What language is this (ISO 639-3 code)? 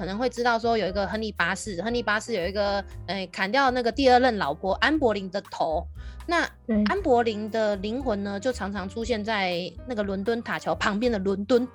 zho